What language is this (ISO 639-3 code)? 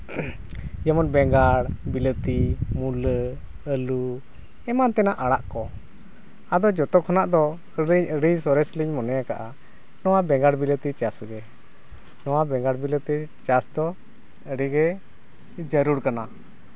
sat